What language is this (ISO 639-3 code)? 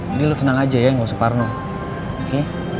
ind